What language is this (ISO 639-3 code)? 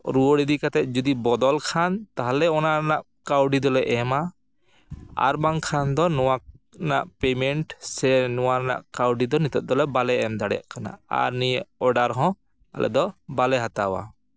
sat